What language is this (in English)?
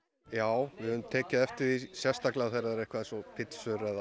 Icelandic